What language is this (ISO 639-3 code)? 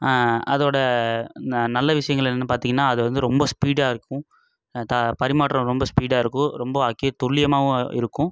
tam